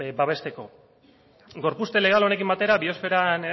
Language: Basque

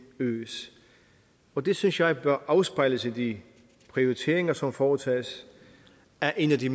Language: Danish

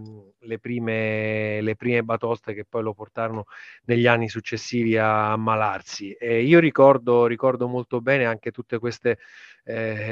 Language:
Italian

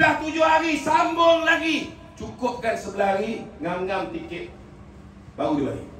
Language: Malay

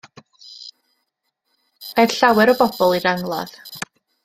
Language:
Welsh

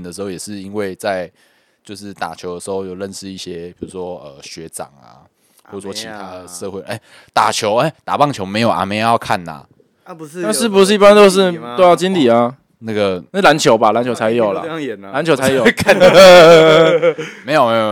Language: Chinese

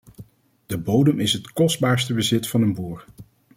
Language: Dutch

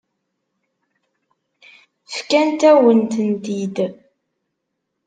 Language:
Kabyle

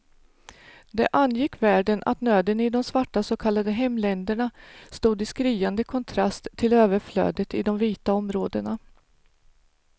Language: Swedish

